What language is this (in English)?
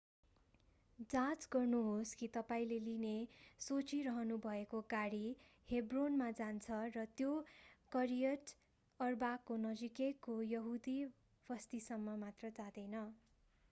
Nepali